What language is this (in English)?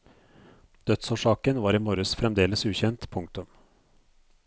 Norwegian